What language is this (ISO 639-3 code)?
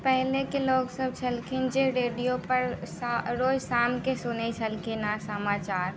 mai